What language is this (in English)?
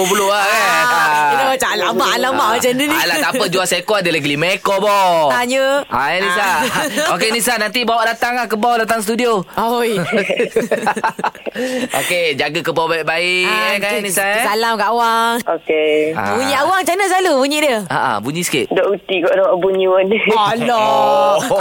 Malay